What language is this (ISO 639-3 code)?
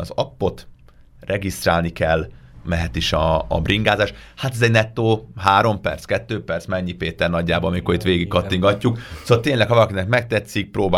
hun